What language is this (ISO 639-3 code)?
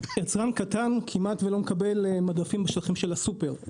heb